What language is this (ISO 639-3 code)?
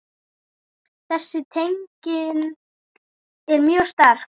isl